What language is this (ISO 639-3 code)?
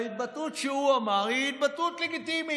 heb